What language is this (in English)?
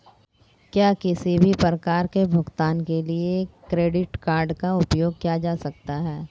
Hindi